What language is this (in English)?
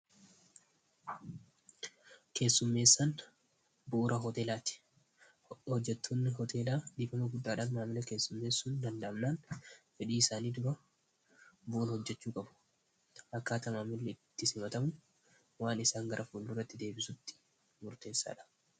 Oromo